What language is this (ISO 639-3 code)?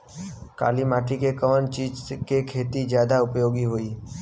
bho